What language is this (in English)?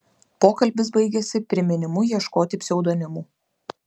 Lithuanian